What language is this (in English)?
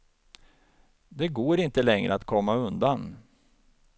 Swedish